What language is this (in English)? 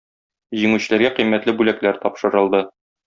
Tatar